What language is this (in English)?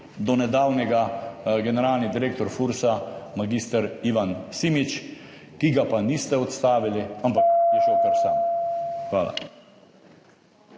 Slovenian